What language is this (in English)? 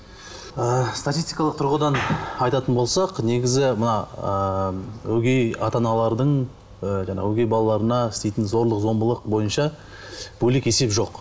Kazakh